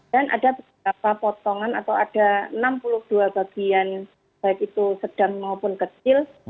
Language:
Indonesian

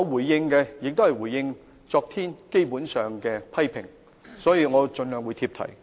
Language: Cantonese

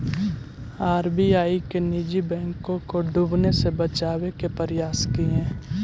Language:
Magahi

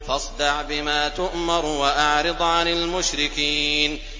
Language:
Arabic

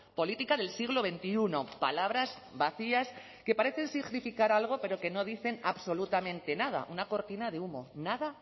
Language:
Spanish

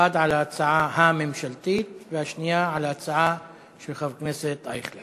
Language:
Hebrew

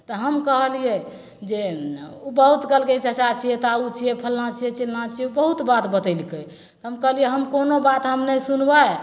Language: Maithili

